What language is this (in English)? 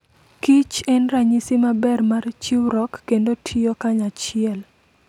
Luo (Kenya and Tanzania)